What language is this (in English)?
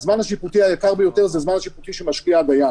Hebrew